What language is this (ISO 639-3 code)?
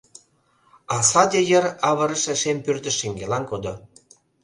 chm